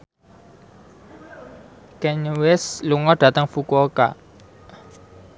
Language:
Javanese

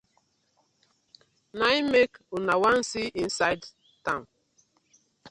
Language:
Nigerian Pidgin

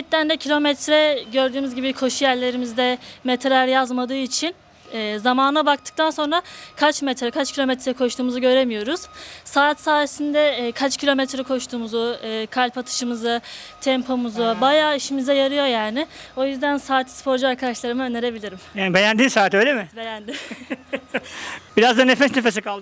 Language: Turkish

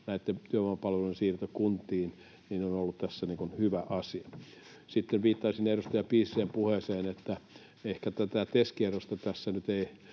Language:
Finnish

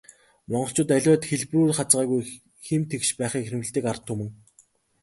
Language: Mongolian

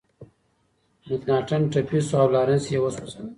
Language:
Pashto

